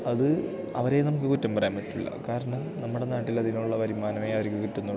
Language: Malayalam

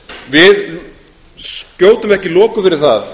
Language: Icelandic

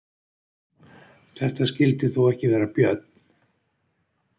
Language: Icelandic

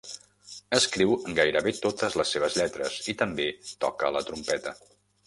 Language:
Catalan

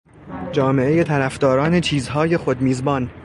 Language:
Persian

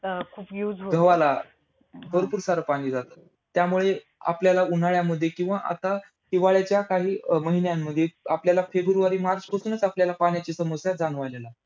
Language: Marathi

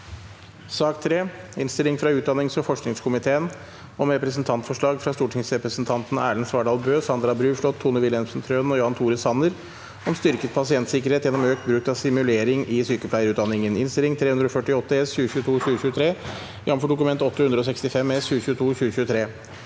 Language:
Norwegian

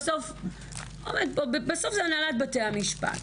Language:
Hebrew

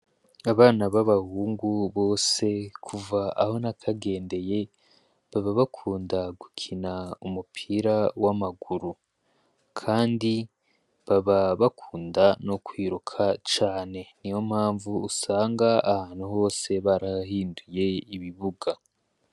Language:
Rundi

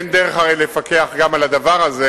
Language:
Hebrew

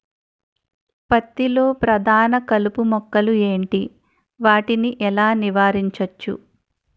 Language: Telugu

